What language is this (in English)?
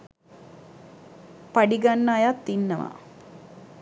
Sinhala